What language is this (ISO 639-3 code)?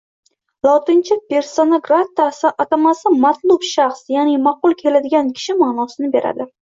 uzb